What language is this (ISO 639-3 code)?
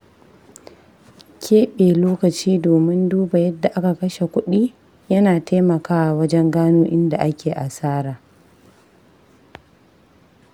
hau